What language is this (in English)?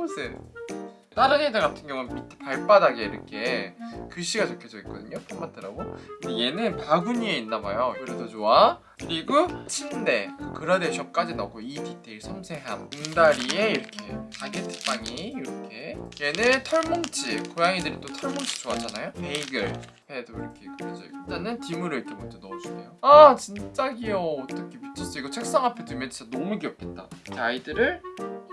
Korean